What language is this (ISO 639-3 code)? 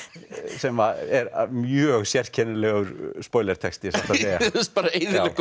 isl